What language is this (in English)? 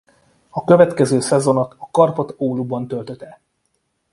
Hungarian